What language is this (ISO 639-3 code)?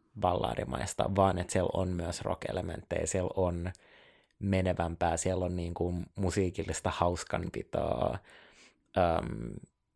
fin